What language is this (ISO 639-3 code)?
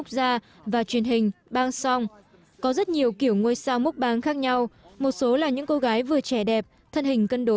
vie